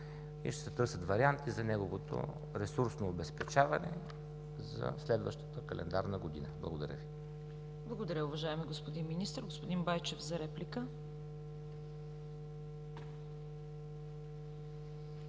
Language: Bulgarian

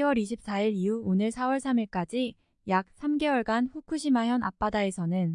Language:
Korean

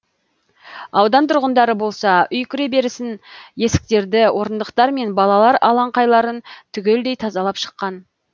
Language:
Kazakh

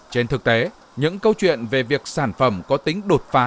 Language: Vietnamese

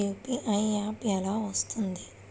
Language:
Telugu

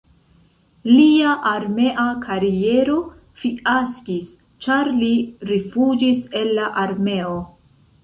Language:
Esperanto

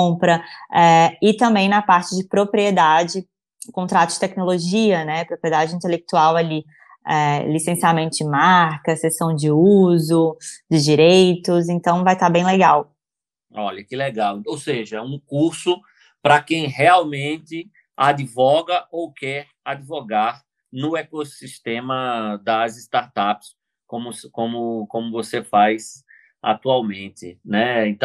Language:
Portuguese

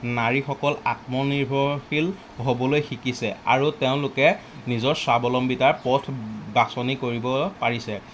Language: Assamese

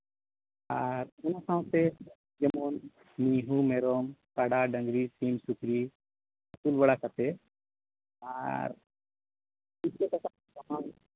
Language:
Santali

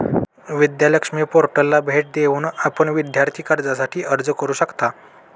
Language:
Marathi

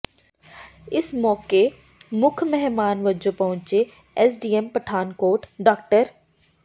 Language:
Punjabi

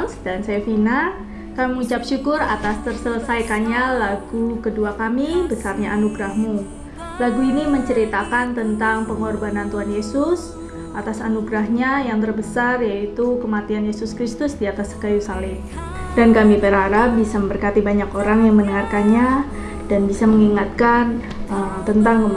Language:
Indonesian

